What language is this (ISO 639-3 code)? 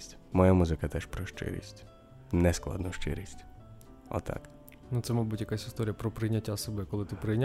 ukr